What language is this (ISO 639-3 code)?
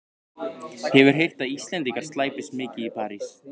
isl